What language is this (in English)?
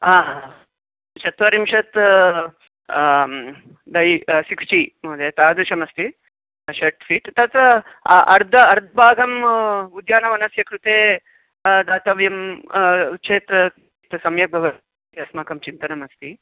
Sanskrit